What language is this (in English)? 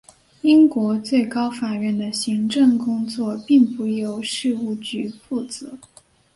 Chinese